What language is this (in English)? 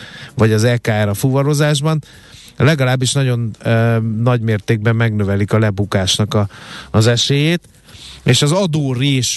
Hungarian